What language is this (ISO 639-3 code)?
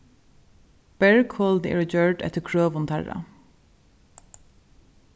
fao